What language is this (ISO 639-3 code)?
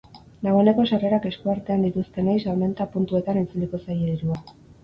eus